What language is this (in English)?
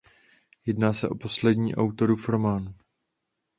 Czech